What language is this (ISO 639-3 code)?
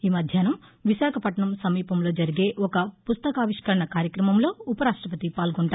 tel